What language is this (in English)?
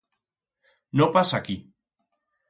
Aragonese